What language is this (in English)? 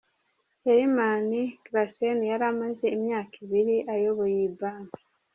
Kinyarwanda